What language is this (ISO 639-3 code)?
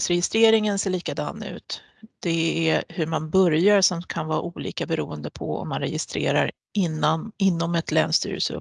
swe